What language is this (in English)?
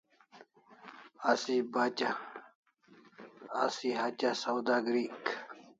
Kalasha